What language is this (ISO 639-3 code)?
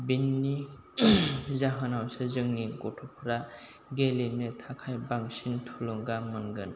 brx